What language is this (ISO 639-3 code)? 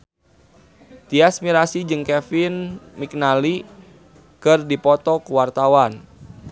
sun